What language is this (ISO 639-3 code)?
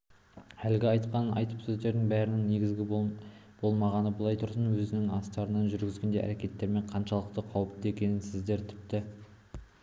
kaz